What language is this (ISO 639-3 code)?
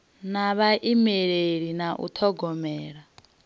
ven